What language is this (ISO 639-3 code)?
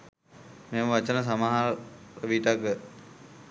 sin